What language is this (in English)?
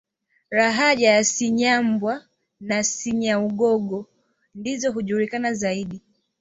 Swahili